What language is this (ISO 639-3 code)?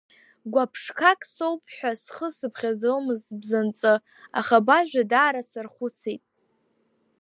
abk